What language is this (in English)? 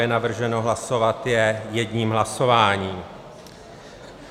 Czech